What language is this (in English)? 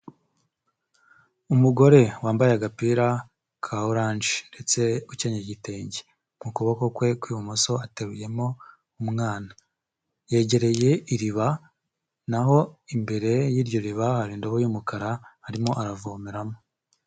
Kinyarwanda